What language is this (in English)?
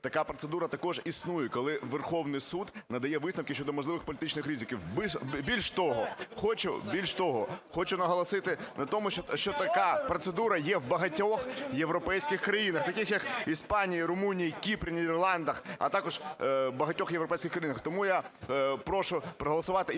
Ukrainian